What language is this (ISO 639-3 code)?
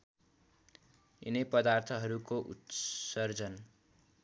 nep